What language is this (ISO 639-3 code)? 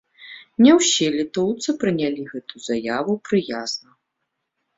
bel